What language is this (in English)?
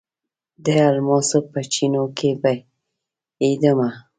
Pashto